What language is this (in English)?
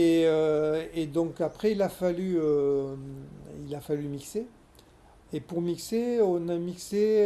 French